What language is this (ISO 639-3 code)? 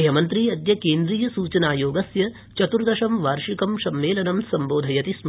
san